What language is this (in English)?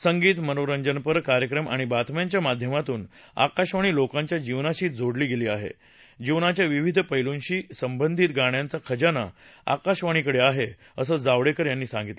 Marathi